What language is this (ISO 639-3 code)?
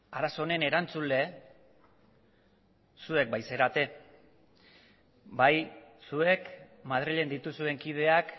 eus